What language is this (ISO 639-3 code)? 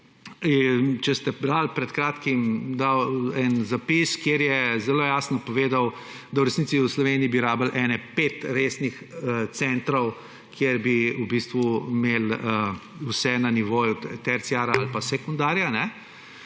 slv